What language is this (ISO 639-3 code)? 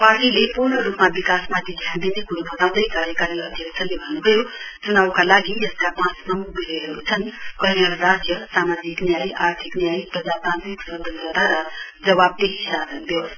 nep